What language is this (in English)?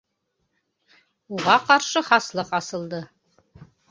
Bashkir